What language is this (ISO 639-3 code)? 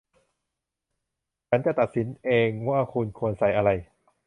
tha